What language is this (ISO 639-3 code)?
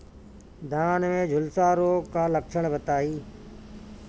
bho